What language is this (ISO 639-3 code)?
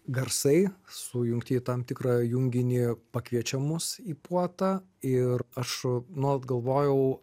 lit